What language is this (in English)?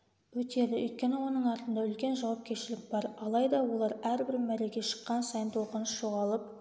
Kazakh